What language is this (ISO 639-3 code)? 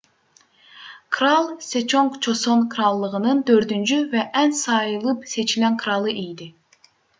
aze